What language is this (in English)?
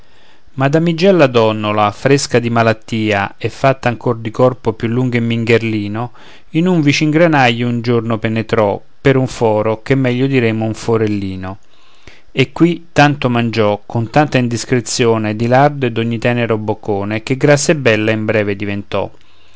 Italian